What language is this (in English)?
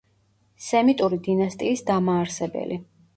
Georgian